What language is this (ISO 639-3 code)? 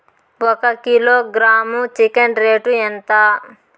tel